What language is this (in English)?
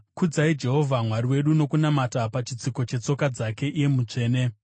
Shona